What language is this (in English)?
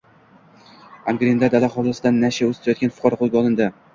Uzbek